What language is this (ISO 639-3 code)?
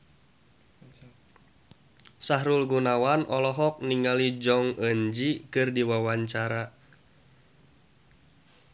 sun